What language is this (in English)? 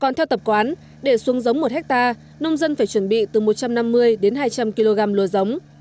Vietnamese